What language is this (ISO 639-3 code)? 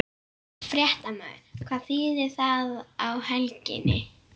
isl